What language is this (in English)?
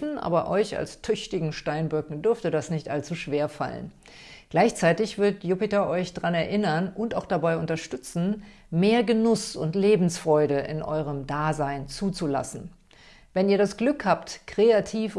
German